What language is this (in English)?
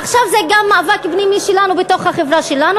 Hebrew